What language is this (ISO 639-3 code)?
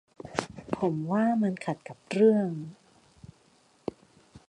tha